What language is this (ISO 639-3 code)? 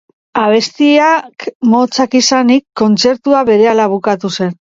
eus